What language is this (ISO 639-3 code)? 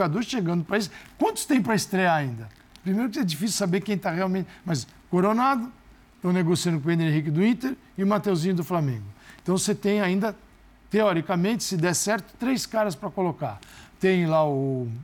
por